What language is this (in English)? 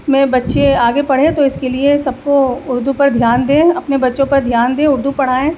Urdu